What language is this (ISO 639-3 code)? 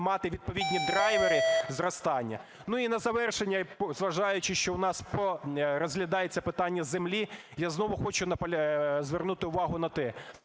ukr